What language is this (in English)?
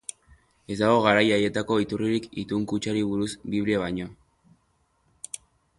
Basque